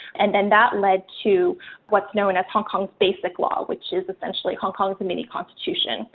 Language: English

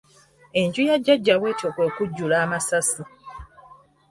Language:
Ganda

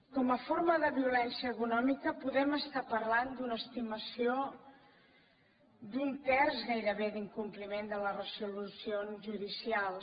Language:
Catalan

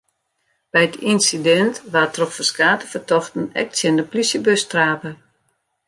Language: Western Frisian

